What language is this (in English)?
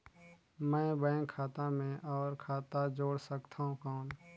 Chhattisgarhi